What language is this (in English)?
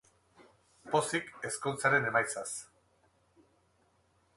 Basque